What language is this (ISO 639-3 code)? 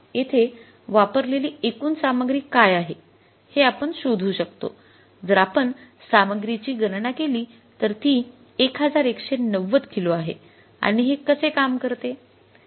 mar